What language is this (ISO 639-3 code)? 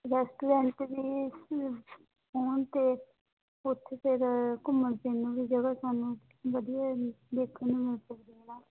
pan